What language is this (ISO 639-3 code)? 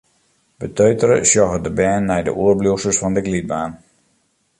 fry